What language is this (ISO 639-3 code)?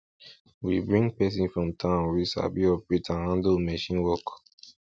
pcm